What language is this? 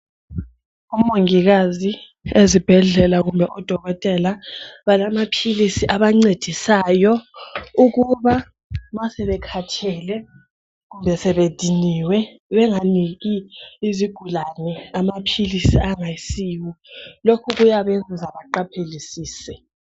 North Ndebele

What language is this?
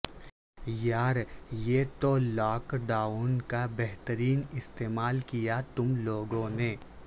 Urdu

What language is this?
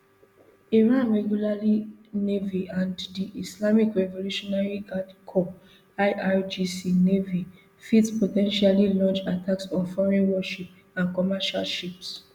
Nigerian Pidgin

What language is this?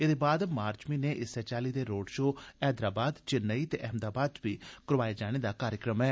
Dogri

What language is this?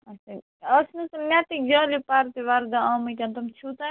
Kashmiri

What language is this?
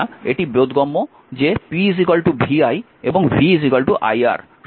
Bangla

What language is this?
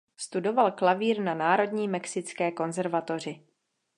Czech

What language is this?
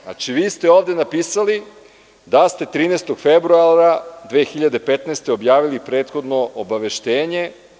Serbian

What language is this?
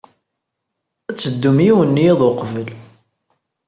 Kabyle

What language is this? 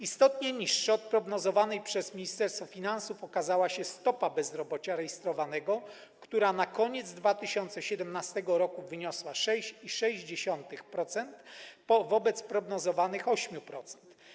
Polish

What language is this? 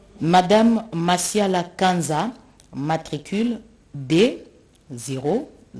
French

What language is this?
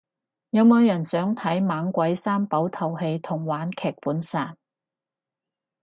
Cantonese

